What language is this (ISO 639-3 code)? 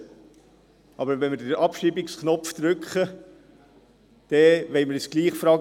gsw